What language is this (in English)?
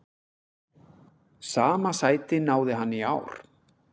Icelandic